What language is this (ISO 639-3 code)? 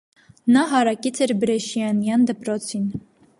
hye